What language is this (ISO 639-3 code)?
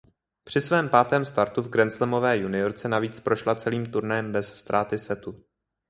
ces